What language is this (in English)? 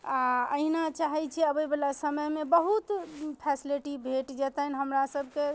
Maithili